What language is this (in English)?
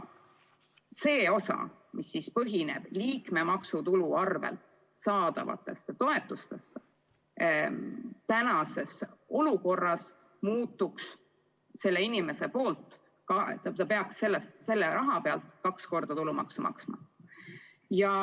Estonian